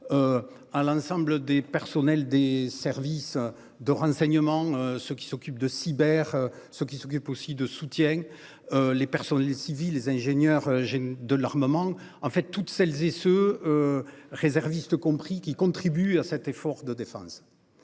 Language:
French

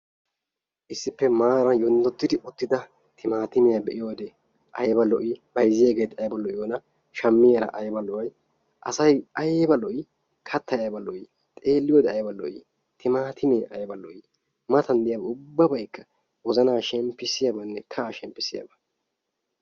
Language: Wolaytta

